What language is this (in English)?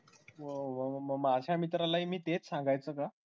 Marathi